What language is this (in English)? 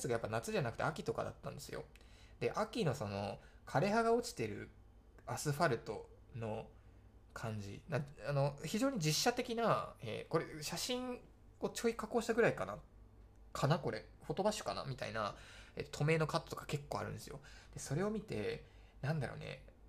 Japanese